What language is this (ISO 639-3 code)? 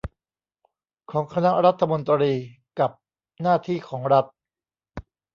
tha